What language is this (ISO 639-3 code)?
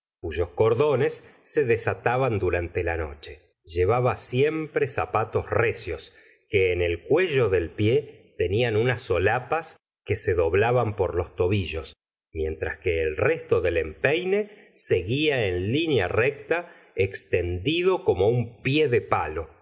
spa